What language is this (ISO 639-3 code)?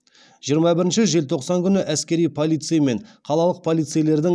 kaz